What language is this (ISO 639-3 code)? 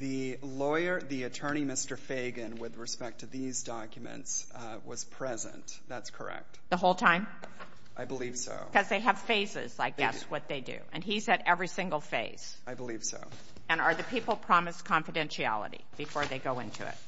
eng